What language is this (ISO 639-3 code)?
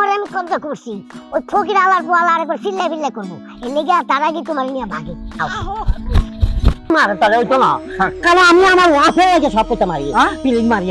ben